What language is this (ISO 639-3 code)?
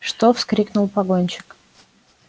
rus